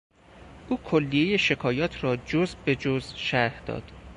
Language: Persian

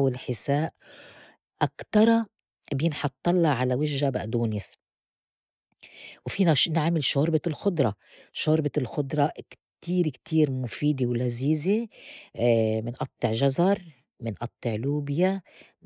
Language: North Levantine Arabic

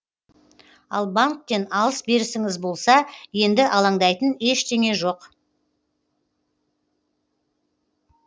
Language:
Kazakh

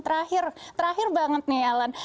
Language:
Indonesian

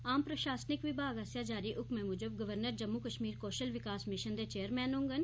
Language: Dogri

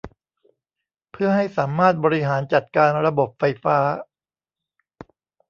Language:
Thai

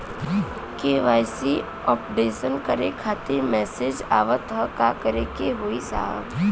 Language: Bhojpuri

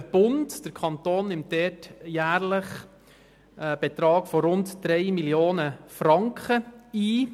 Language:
Swiss German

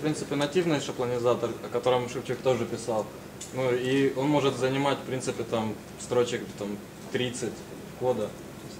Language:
Russian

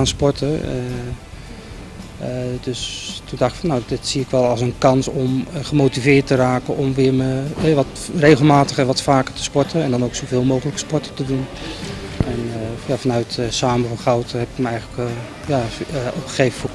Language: Dutch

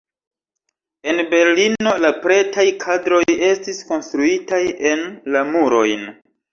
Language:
Esperanto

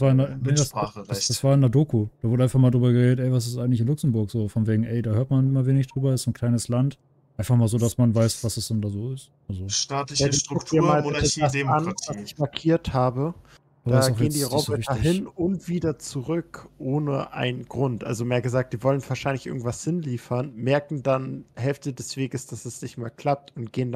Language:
German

